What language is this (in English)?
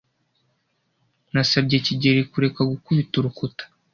Kinyarwanda